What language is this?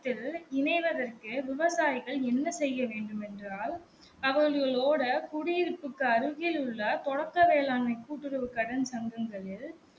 Tamil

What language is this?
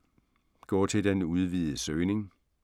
Danish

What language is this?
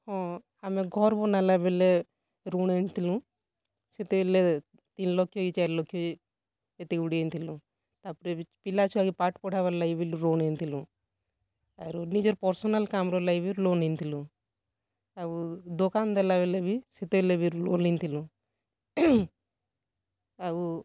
Odia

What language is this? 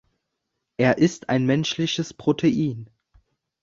German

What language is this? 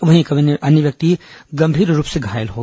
Hindi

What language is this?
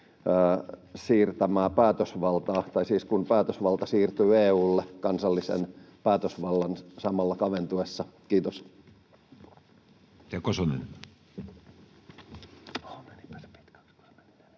Finnish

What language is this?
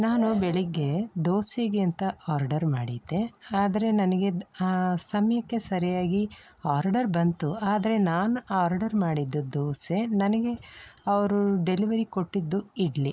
Kannada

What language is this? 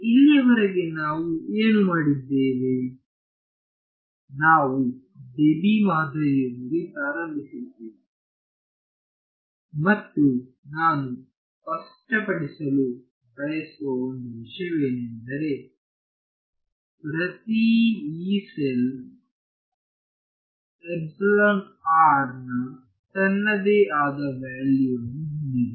Kannada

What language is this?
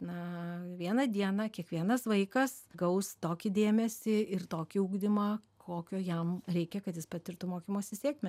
Lithuanian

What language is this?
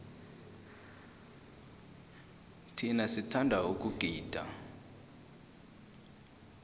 South Ndebele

